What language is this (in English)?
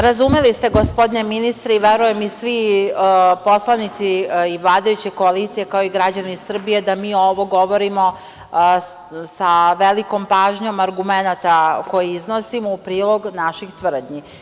Serbian